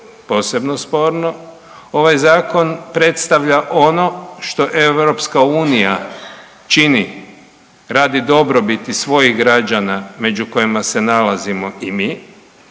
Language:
Croatian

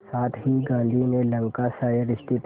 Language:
Hindi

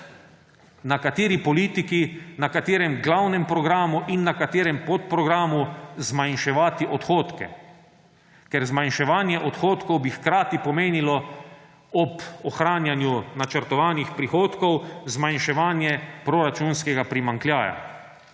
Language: Slovenian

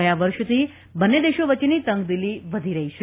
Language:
Gujarati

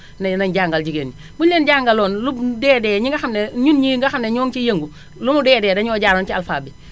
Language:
Wolof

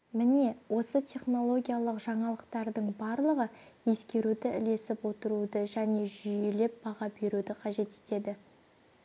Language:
Kazakh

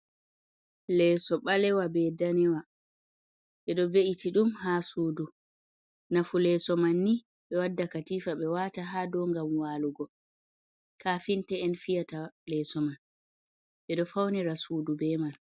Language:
Fula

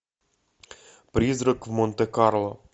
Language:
Russian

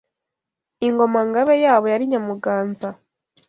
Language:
Kinyarwanda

